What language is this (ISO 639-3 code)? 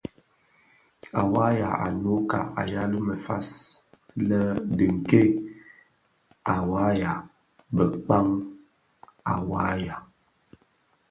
ksf